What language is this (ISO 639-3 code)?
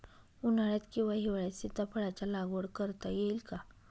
mar